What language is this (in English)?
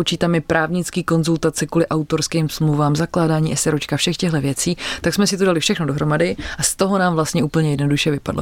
Czech